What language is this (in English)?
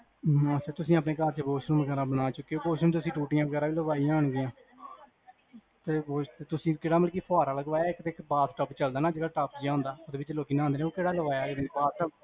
Punjabi